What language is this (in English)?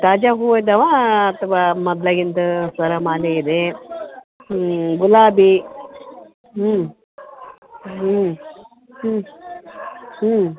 Kannada